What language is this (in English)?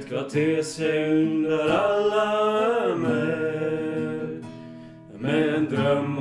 Swedish